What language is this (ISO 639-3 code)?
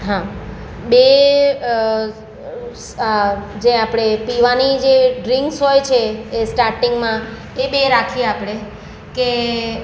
guj